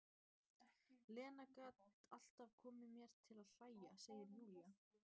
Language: Icelandic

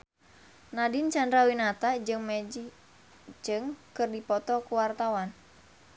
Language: Sundanese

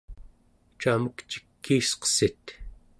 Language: Central Yupik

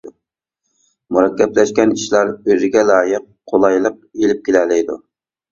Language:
Uyghur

